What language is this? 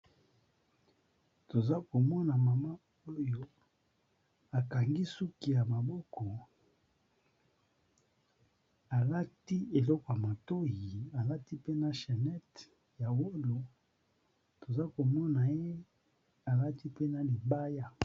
Lingala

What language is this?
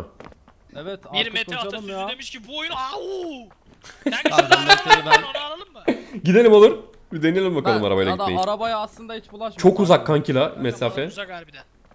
Turkish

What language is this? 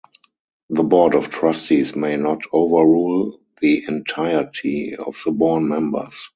English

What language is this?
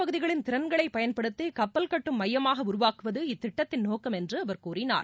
Tamil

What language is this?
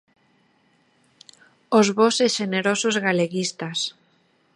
Galician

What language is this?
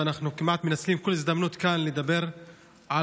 Hebrew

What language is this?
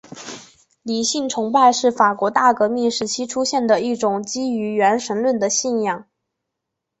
Chinese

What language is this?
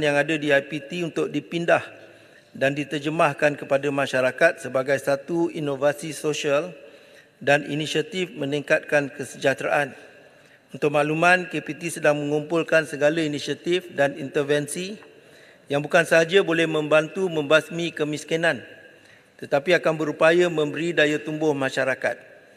Malay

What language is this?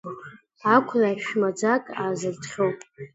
Abkhazian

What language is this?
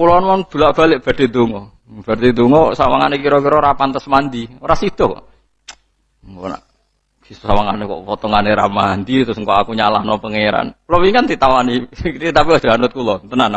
Indonesian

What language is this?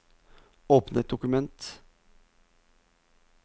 Norwegian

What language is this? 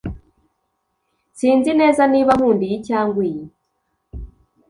Kinyarwanda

